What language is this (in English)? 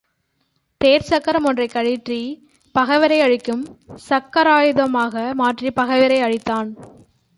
Tamil